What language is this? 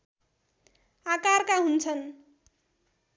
Nepali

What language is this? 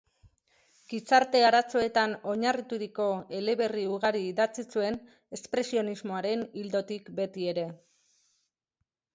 Basque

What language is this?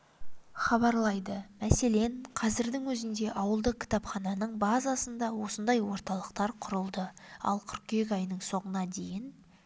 Kazakh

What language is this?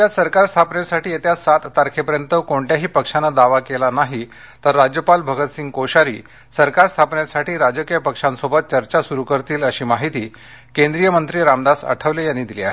Marathi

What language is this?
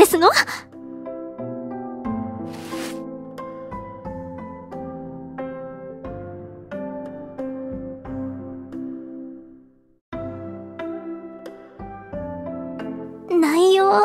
Japanese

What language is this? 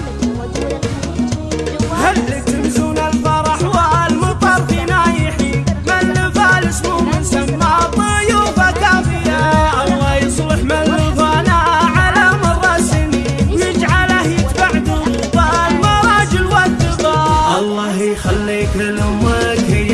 Arabic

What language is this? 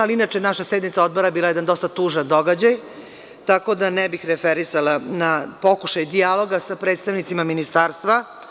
Serbian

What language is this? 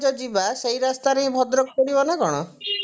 Odia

